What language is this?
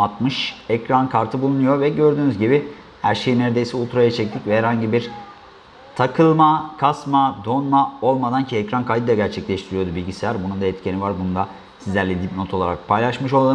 Turkish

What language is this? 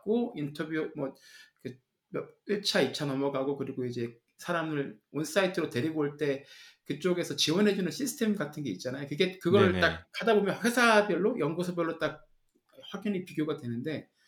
Korean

